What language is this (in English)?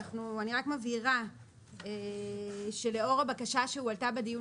Hebrew